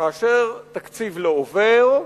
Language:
Hebrew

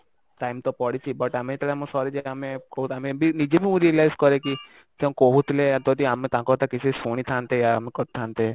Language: Odia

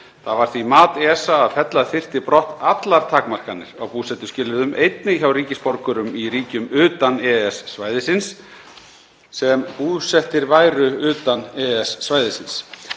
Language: Icelandic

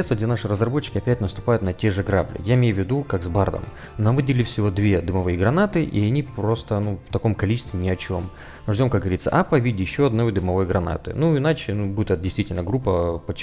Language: Russian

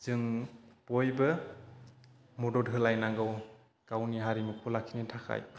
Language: Bodo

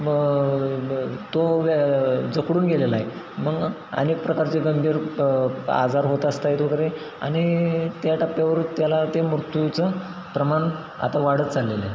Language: Marathi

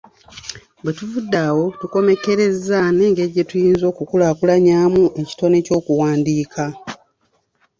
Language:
Ganda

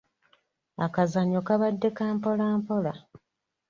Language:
Ganda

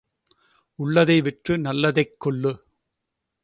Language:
Tamil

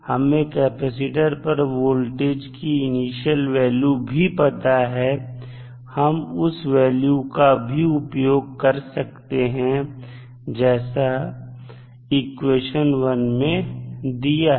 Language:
Hindi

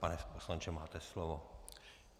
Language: Czech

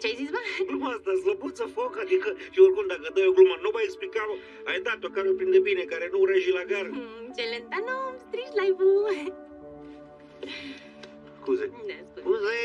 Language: Romanian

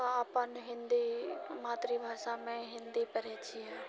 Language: Maithili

